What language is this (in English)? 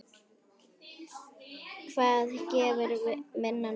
Icelandic